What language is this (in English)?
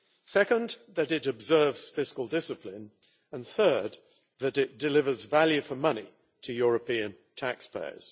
English